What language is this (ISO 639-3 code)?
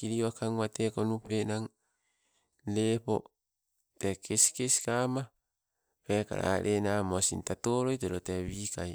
nco